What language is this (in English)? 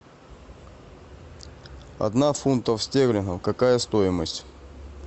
Russian